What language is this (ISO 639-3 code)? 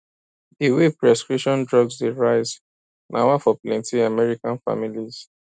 pcm